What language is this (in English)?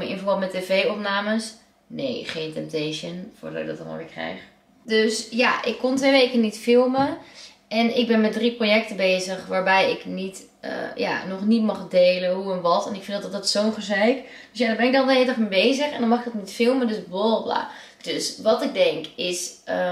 Dutch